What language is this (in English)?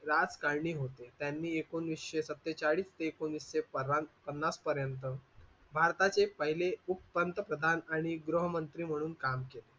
Marathi